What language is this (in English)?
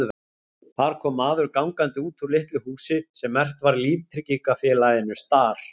Icelandic